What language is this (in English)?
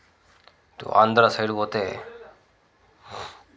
Telugu